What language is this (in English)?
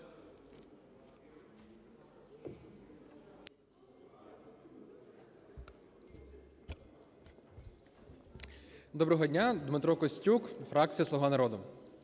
Ukrainian